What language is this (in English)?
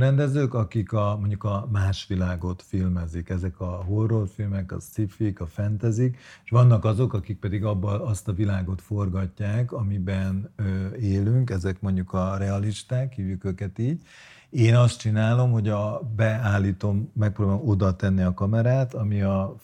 Hungarian